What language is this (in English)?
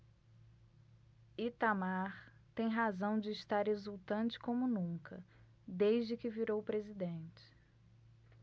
Portuguese